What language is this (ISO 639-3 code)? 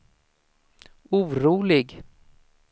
swe